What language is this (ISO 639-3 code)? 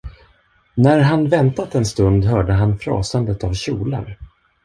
swe